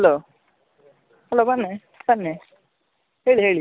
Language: Kannada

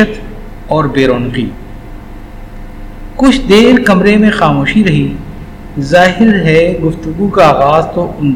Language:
Urdu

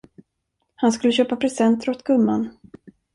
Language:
Swedish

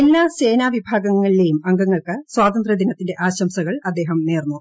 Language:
Malayalam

